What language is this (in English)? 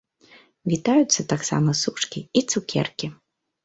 Belarusian